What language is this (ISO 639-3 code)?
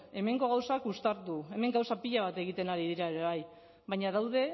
eus